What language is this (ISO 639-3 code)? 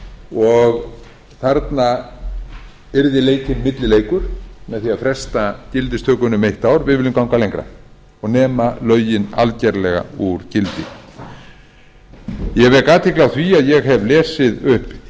isl